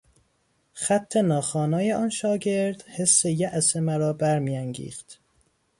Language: Persian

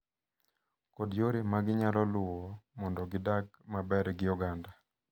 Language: Luo (Kenya and Tanzania)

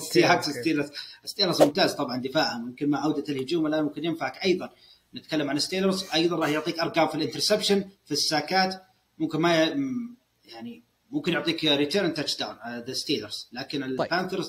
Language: Arabic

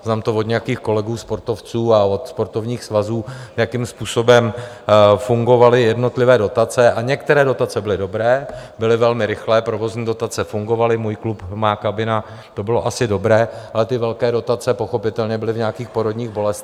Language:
Czech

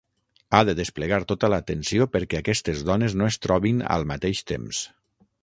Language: Catalan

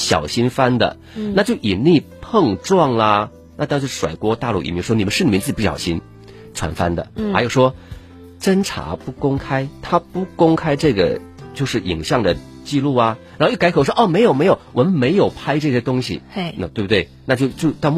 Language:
Chinese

